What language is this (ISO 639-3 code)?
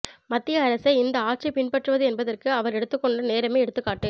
tam